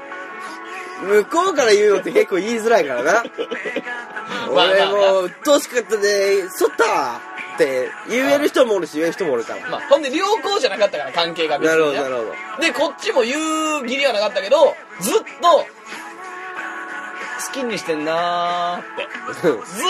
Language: Japanese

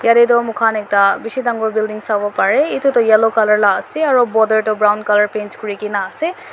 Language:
Naga Pidgin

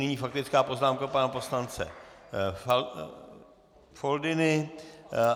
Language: Czech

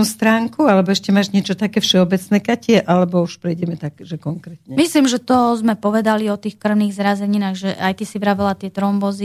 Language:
Slovak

